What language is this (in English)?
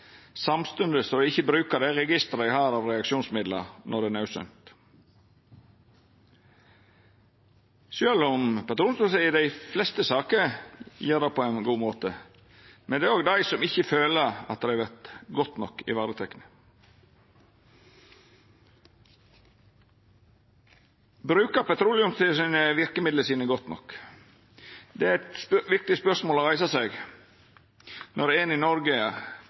Norwegian Nynorsk